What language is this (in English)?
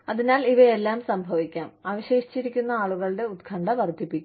Malayalam